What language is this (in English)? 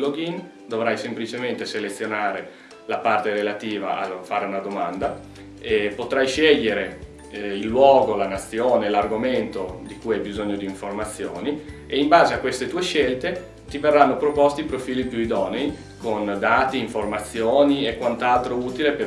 Italian